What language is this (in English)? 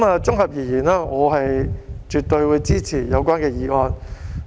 Cantonese